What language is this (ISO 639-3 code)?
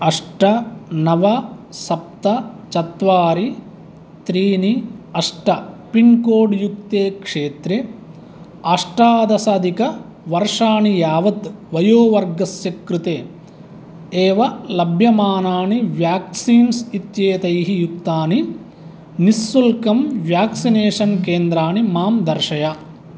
san